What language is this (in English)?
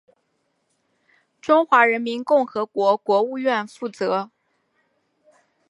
Chinese